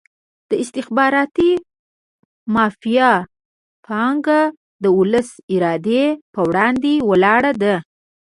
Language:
Pashto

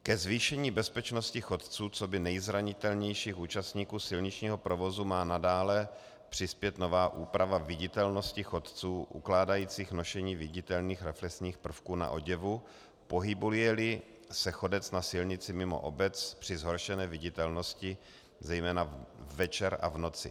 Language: Czech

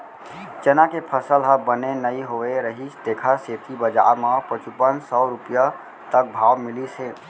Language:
Chhattisgarhi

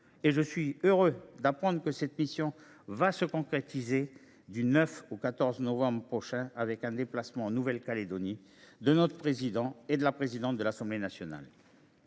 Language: French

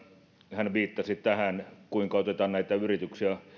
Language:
Finnish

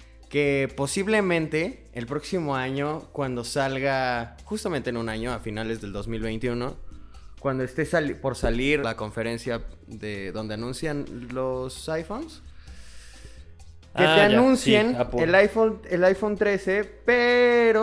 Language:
Spanish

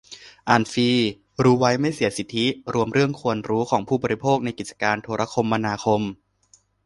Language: Thai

